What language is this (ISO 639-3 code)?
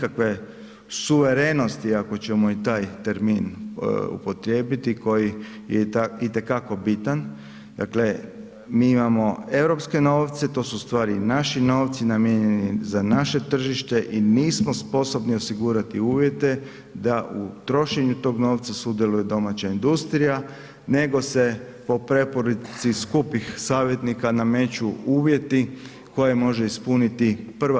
hrv